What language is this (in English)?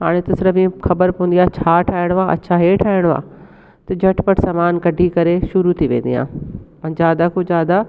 Sindhi